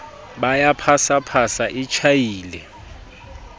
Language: Southern Sotho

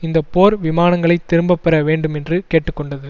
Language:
Tamil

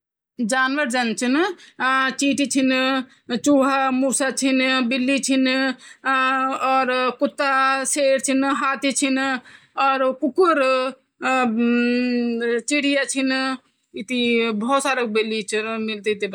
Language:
Garhwali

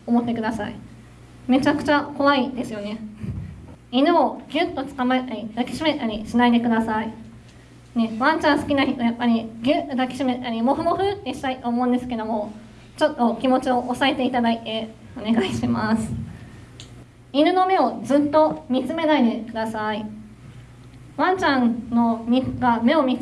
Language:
Japanese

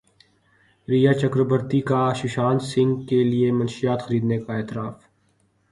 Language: Urdu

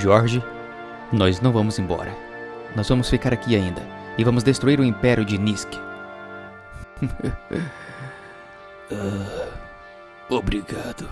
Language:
Portuguese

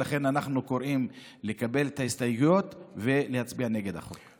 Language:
Hebrew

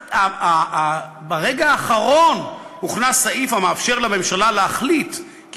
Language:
Hebrew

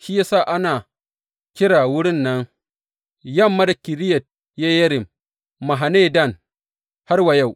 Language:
Hausa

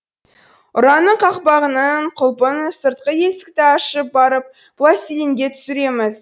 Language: Kazakh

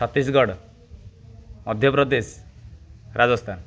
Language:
Odia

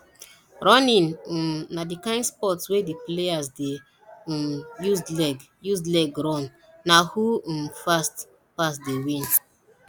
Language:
Nigerian Pidgin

